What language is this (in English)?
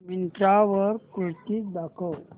Marathi